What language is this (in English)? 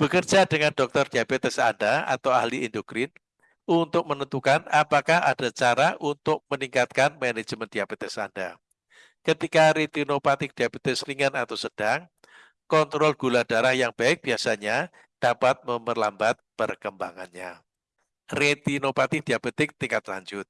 Indonesian